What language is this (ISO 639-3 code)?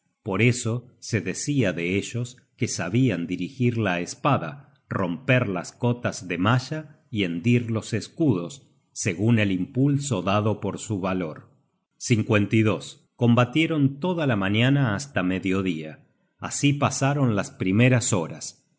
spa